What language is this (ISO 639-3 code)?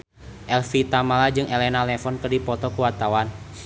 sun